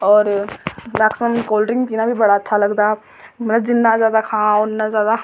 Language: Dogri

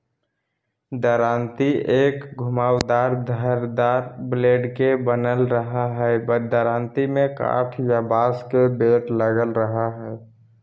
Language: Magahi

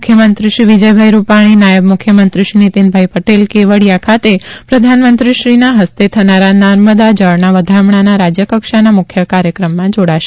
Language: Gujarati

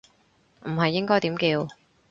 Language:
Cantonese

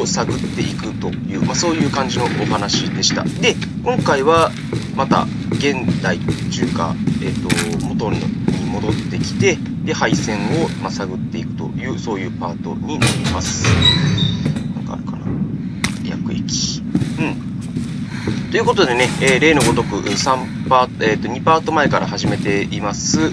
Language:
Japanese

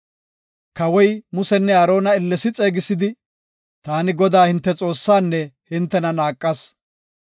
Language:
Gofa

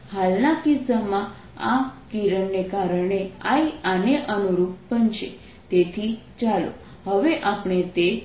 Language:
Gujarati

